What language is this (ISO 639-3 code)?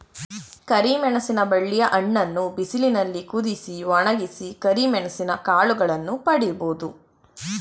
kan